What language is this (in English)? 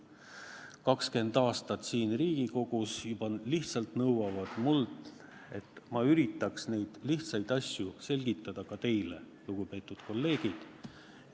Estonian